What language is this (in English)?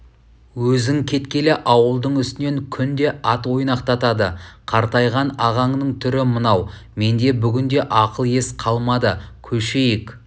Kazakh